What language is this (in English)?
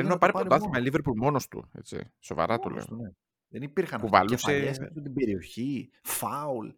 Greek